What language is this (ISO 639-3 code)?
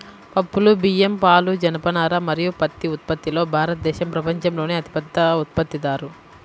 tel